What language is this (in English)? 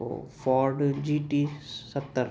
Sindhi